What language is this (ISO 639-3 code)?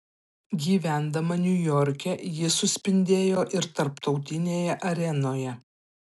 lit